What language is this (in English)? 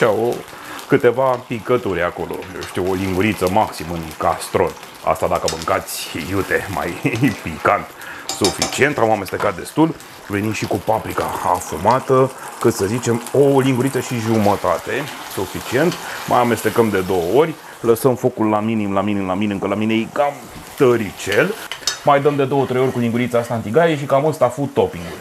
Romanian